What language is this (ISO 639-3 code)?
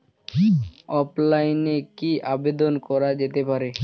ben